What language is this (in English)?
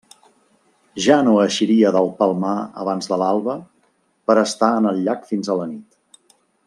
Catalan